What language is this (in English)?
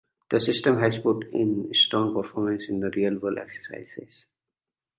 English